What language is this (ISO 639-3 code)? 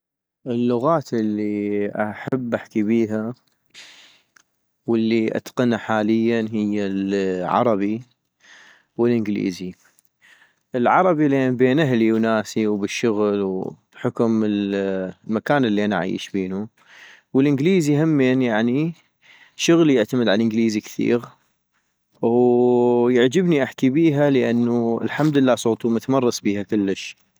ayp